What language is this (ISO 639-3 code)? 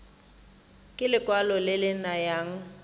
tsn